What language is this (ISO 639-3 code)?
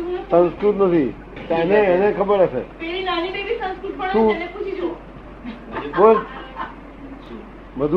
guj